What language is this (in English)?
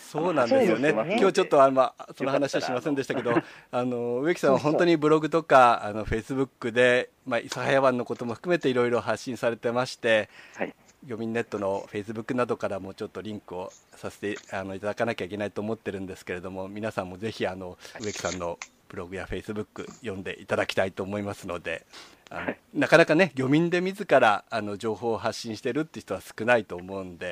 Japanese